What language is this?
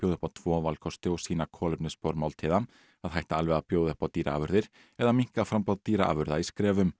Icelandic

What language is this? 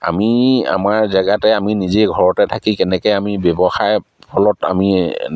Assamese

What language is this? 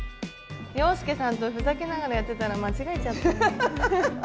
Japanese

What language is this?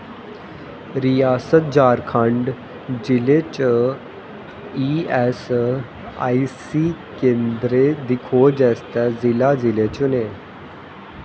Dogri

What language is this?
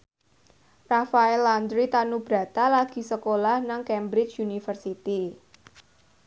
Javanese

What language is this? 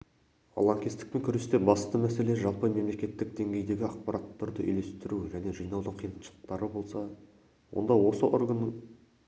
Kazakh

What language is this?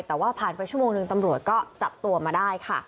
Thai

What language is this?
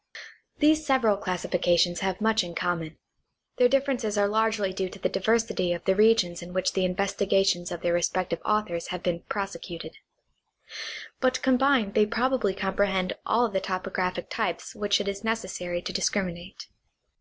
English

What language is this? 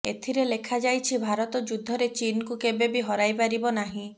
Odia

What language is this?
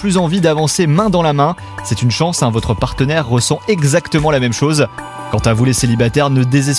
French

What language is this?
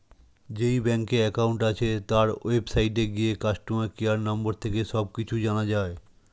Bangla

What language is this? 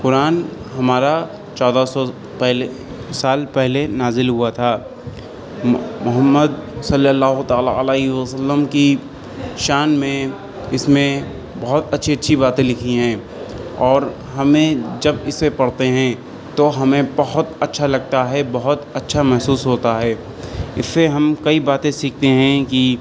Urdu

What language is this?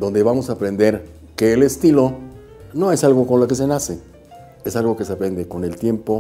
Spanish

